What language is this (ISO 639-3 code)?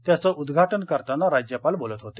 mar